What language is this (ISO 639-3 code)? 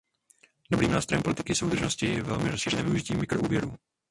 ces